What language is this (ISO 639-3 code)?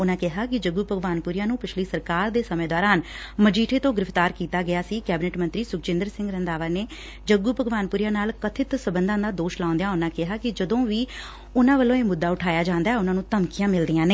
pan